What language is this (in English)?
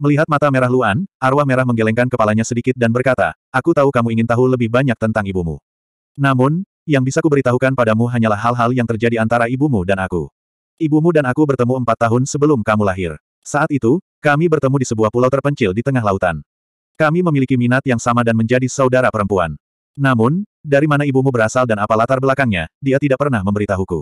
Indonesian